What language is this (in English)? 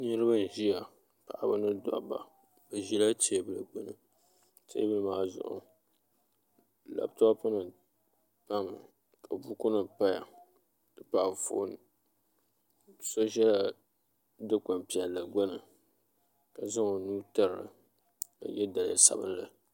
Dagbani